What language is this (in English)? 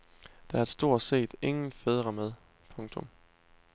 Danish